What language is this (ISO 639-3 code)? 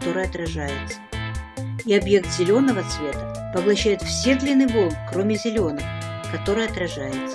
rus